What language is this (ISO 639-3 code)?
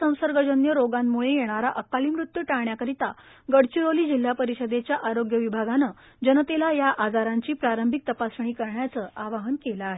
mar